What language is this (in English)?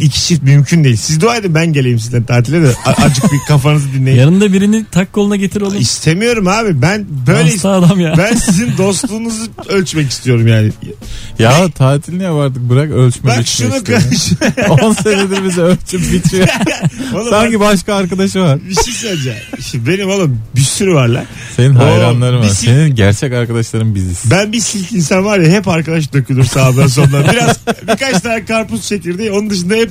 Turkish